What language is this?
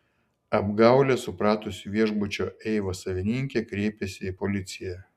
Lithuanian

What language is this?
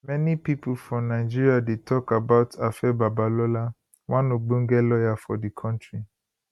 Nigerian Pidgin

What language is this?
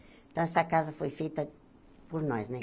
Portuguese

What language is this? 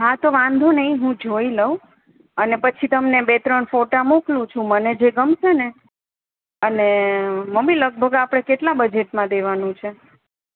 Gujarati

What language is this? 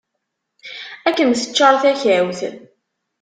Kabyle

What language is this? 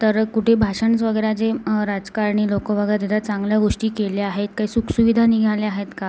Marathi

